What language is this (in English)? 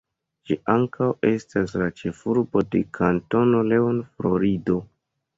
Esperanto